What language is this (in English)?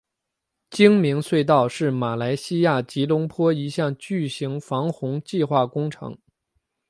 Chinese